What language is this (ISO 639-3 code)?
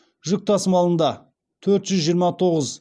kaz